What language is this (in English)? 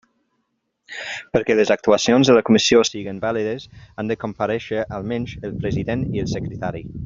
Catalan